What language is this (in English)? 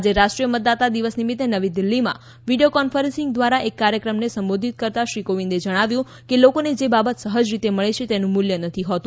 Gujarati